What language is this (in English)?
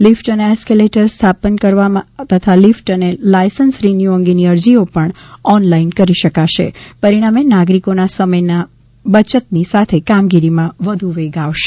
Gujarati